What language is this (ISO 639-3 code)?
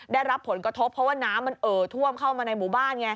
tha